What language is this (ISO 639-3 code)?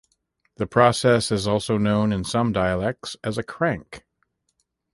eng